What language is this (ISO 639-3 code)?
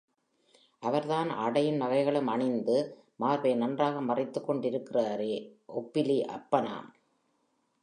tam